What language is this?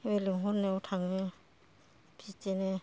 Bodo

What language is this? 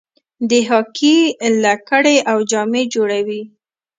Pashto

